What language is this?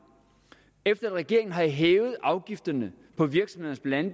Danish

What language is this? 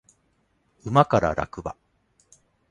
Japanese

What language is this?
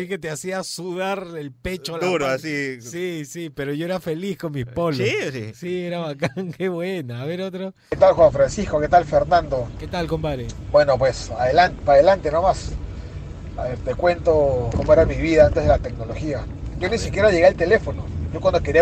Spanish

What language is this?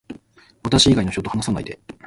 Japanese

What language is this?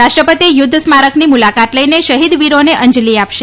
Gujarati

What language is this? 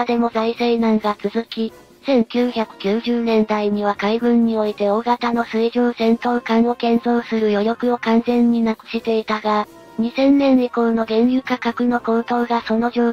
Japanese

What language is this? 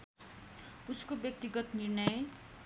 Nepali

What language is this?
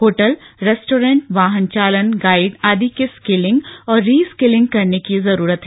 Hindi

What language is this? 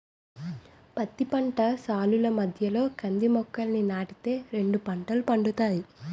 Telugu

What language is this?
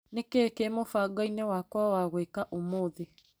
Kikuyu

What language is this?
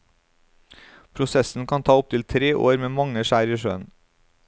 Norwegian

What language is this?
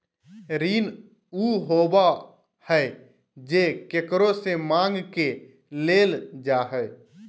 Magahi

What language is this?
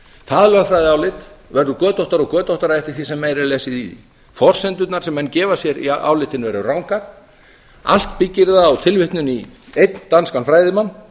Icelandic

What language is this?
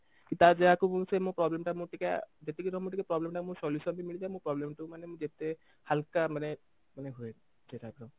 Odia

